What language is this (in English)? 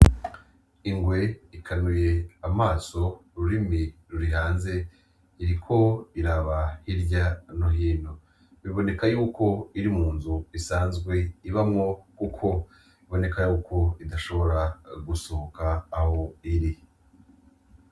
Rundi